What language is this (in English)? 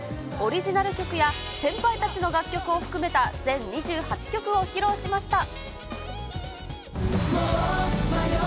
Japanese